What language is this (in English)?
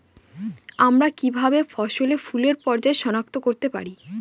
Bangla